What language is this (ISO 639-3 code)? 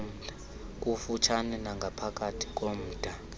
xho